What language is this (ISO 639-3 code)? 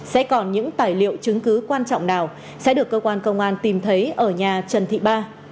vie